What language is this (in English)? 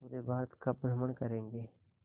Hindi